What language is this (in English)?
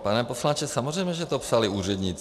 Czech